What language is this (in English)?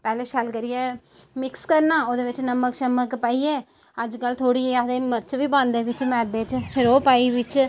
Dogri